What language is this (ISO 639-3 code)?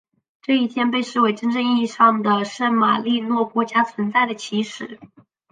zho